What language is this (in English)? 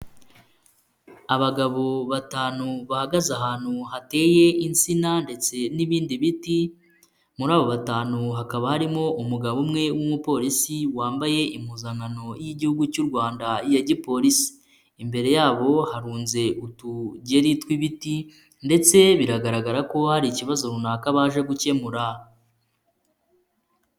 Kinyarwanda